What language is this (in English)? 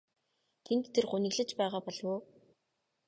Mongolian